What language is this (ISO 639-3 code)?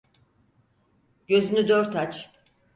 tur